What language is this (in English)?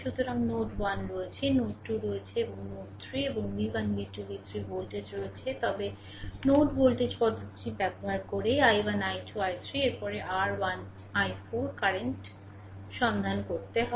Bangla